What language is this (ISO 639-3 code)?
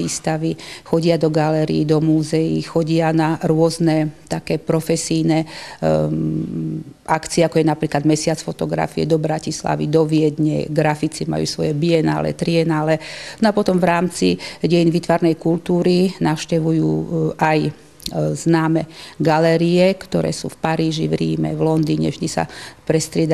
slk